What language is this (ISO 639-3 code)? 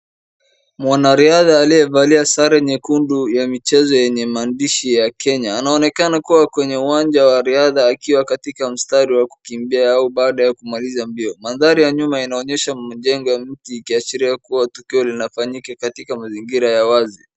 swa